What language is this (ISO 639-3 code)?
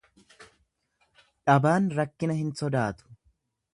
orm